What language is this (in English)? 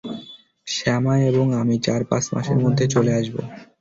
Bangla